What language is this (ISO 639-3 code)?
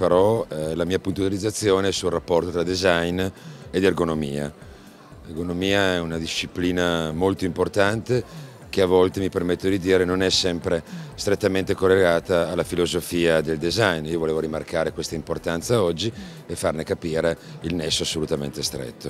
ita